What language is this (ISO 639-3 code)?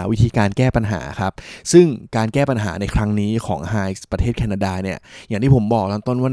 tha